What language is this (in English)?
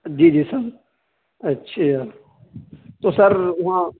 Urdu